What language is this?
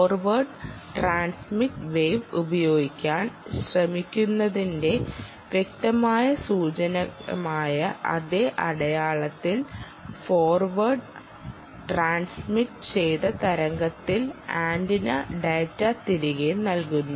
Malayalam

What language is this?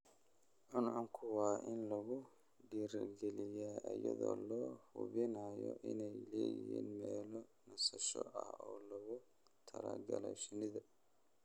Somali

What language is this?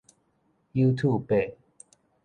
Min Nan Chinese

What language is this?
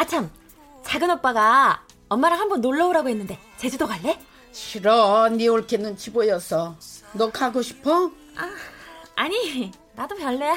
Korean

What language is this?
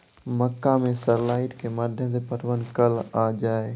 Maithili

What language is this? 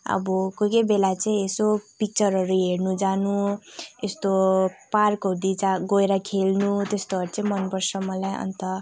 Nepali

